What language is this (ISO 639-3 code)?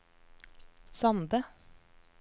nor